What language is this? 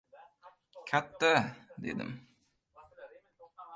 Uzbek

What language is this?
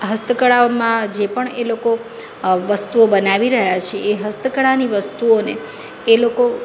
Gujarati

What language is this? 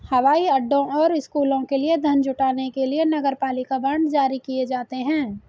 Hindi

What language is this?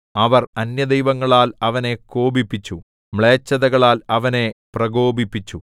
Malayalam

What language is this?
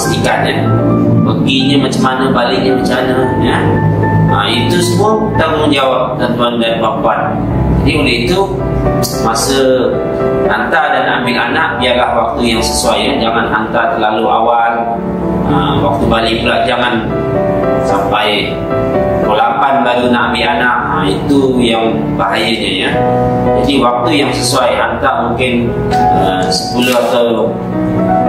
Malay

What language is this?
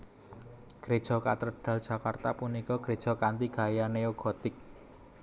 Javanese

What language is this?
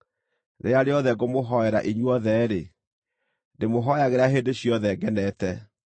Kikuyu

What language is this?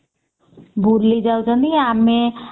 Odia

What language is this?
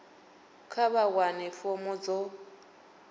Venda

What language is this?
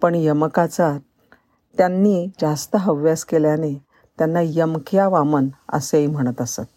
Marathi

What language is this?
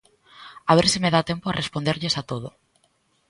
Galician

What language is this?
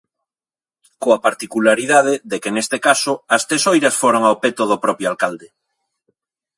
Galician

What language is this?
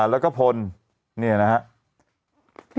Thai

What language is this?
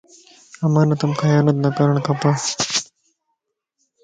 Lasi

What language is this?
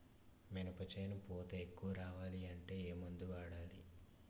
Telugu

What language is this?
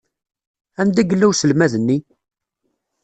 Kabyle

